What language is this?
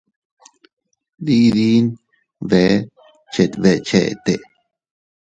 Teutila Cuicatec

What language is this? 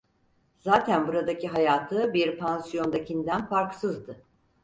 Turkish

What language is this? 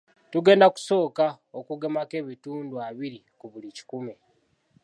Ganda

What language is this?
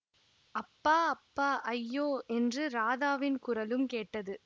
Tamil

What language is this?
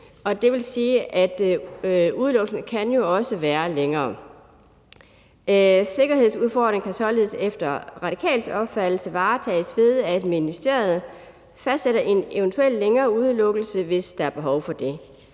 Danish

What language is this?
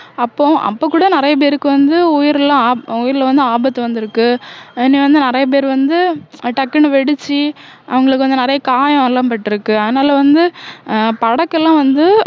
Tamil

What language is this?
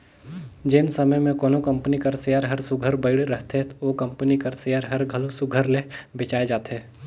Chhattisgarhi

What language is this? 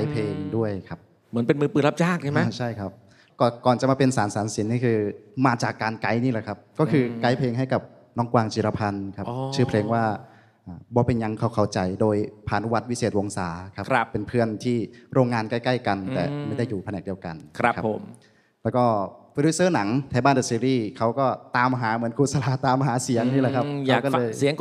Thai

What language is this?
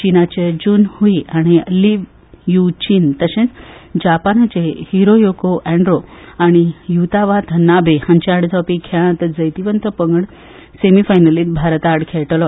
Konkani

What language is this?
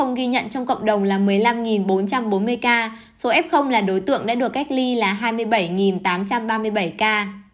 Vietnamese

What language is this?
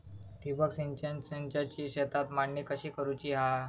Marathi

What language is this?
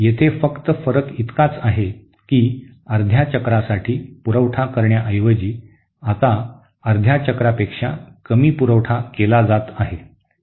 Marathi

